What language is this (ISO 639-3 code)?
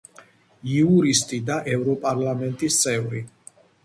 kat